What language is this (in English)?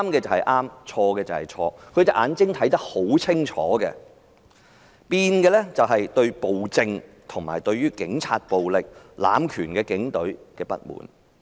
Cantonese